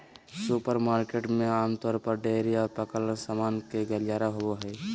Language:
Magahi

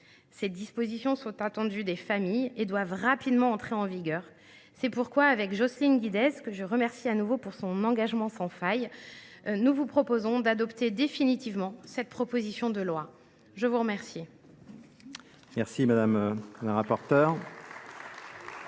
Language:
French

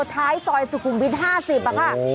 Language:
Thai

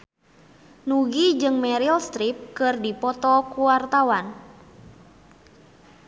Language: Sundanese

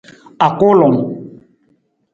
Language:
Nawdm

